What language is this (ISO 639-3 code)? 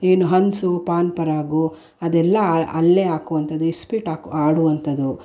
kan